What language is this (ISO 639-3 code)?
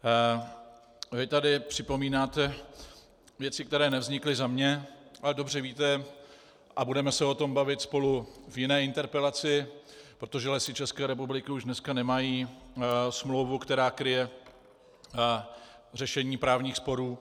ces